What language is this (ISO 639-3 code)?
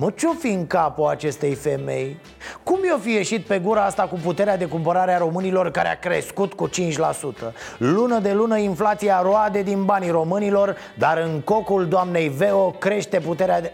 ron